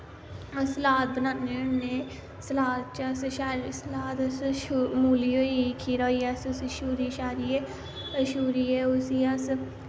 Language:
Dogri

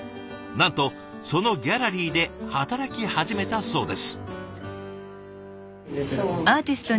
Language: Japanese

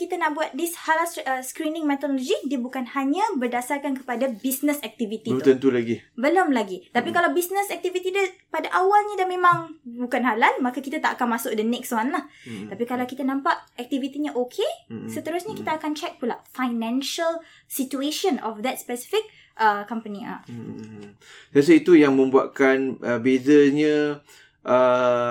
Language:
Malay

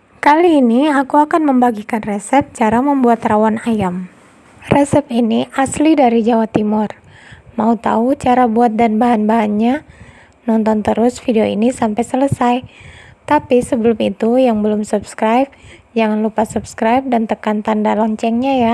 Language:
Indonesian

